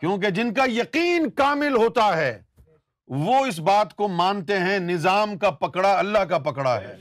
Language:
Urdu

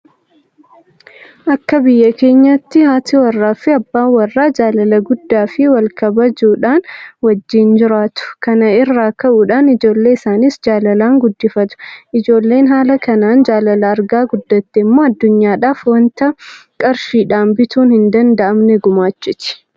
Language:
Oromo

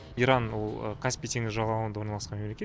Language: Kazakh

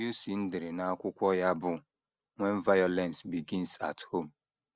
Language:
Igbo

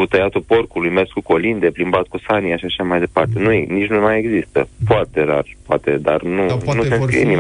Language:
Romanian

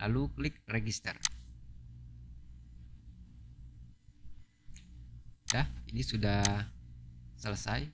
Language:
Indonesian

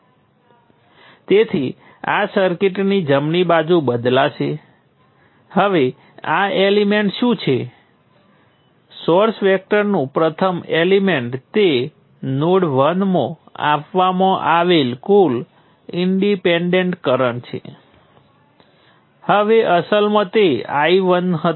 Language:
Gujarati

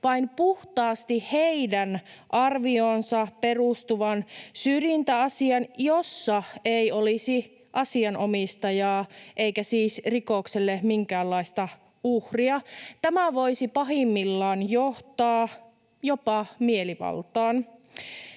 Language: Finnish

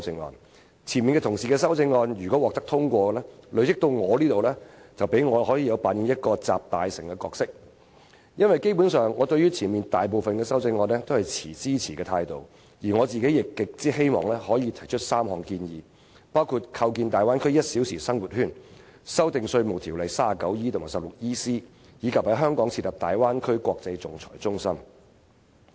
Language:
Cantonese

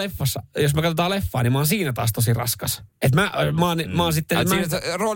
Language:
Finnish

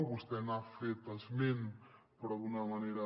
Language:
Catalan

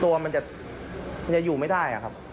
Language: Thai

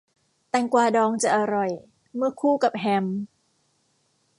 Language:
Thai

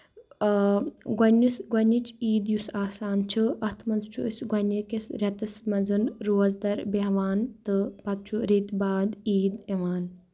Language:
Kashmiri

